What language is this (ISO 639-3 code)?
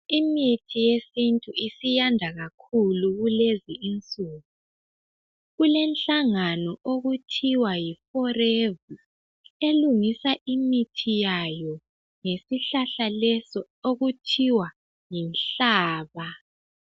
nde